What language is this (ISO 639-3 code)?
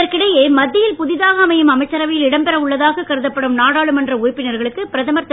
tam